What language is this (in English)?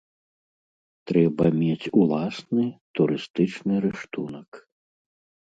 Belarusian